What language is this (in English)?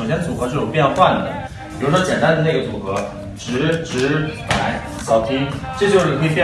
Chinese